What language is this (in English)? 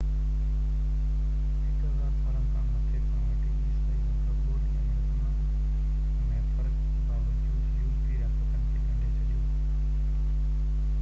Sindhi